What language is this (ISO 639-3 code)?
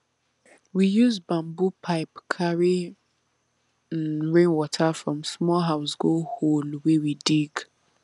pcm